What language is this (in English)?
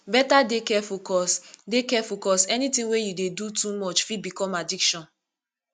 Nigerian Pidgin